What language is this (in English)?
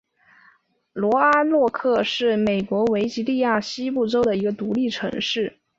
Chinese